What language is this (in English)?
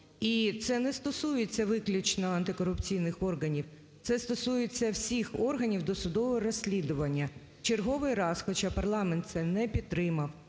Ukrainian